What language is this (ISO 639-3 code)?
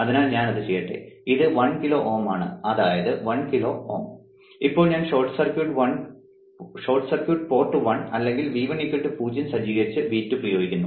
mal